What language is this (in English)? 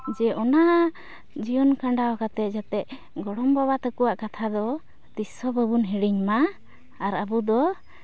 Santali